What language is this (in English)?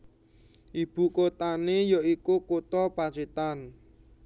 Javanese